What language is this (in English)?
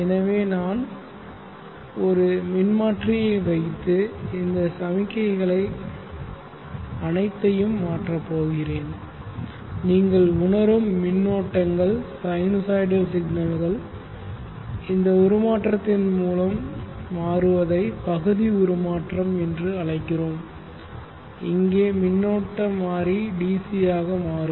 Tamil